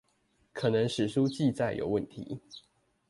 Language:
Chinese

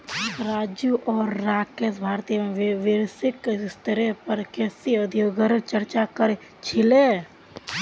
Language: Magahi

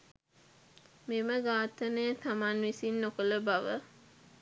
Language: Sinhala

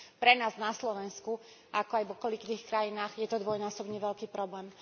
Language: Slovak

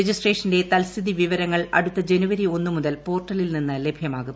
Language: Malayalam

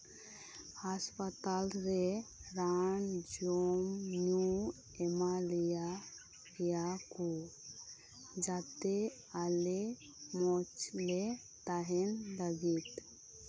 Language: Santali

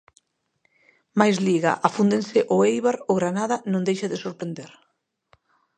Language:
Galician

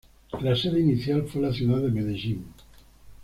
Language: Spanish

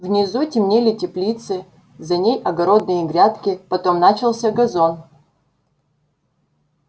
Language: Russian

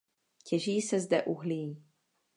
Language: Czech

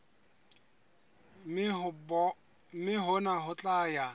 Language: Southern Sotho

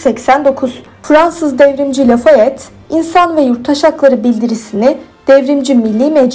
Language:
Turkish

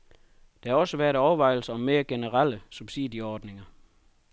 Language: Danish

